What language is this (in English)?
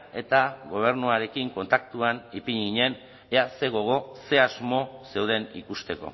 Basque